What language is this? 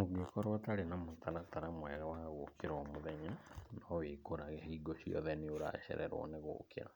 Kikuyu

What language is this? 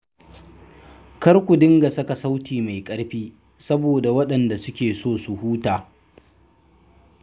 Hausa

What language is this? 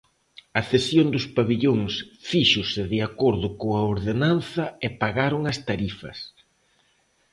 Galician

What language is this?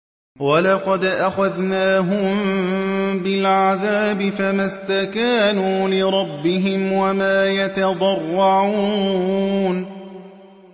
Arabic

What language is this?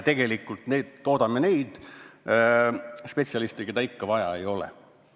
Estonian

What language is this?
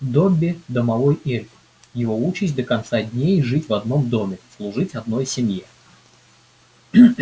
Russian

